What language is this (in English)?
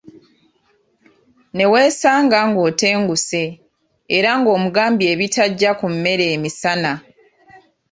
Ganda